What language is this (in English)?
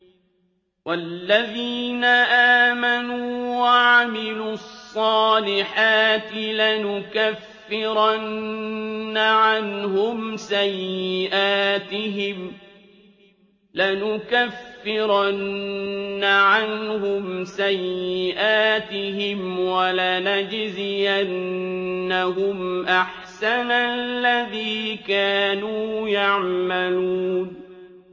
Arabic